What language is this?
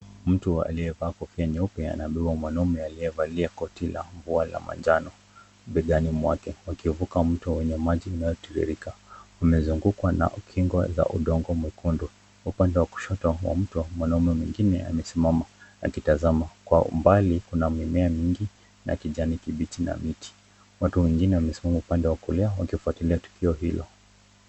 Swahili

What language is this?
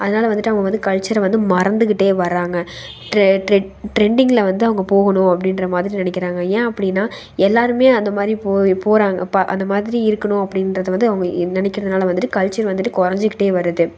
Tamil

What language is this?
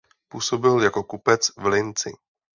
Czech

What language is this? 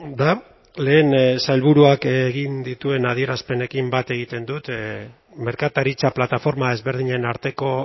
Basque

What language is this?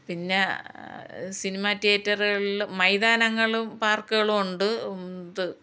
Malayalam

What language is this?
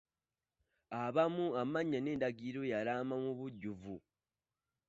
Ganda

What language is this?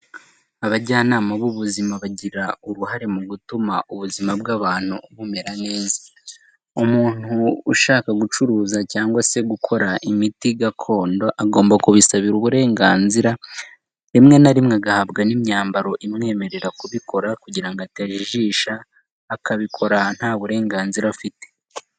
Kinyarwanda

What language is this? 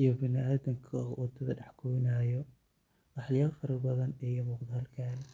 Somali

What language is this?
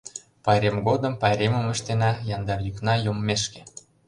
Mari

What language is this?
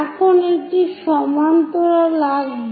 Bangla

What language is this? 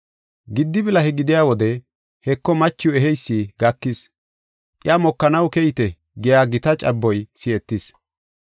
Gofa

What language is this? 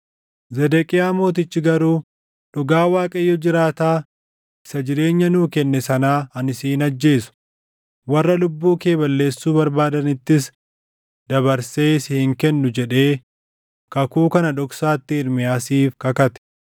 Oromo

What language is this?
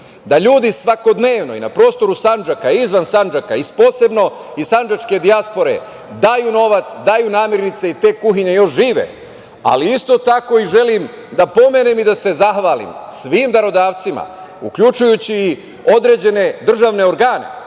Serbian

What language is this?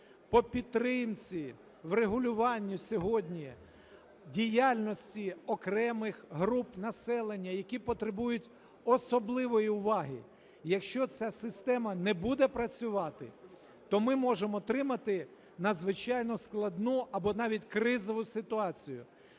Ukrainian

